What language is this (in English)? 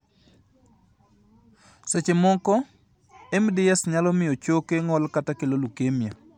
Luo (Kenya and Tanzania)